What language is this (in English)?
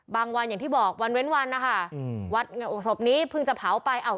Thai